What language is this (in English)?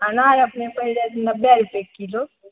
Maithili